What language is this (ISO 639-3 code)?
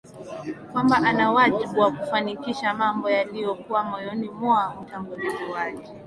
swa